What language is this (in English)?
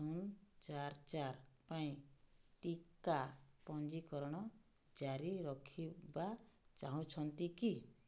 Odia